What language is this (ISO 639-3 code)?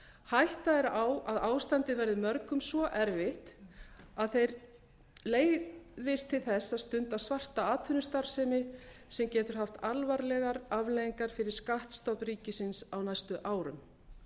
isl